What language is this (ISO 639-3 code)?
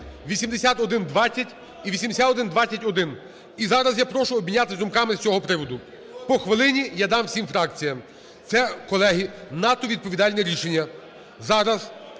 ukr